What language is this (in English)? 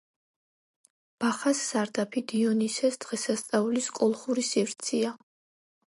Georgian